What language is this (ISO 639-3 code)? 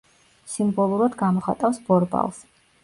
kat